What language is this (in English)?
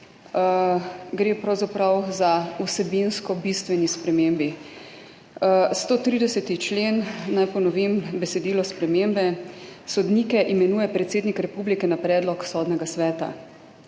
Slovenian